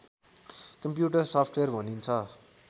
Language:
Nepali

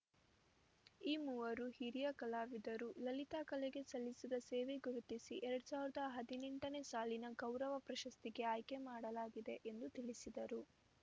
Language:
Kannada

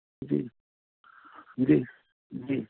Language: Sindhi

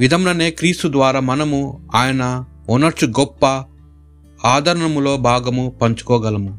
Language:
Telugu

